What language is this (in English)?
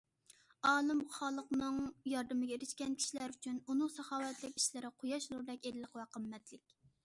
Uyghur